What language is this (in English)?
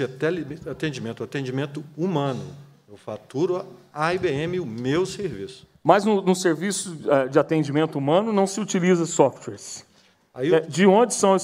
Portuguese